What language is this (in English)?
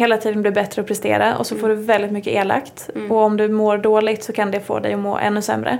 Swedish